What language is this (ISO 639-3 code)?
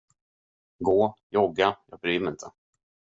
swe